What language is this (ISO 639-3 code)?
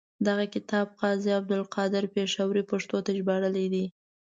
pus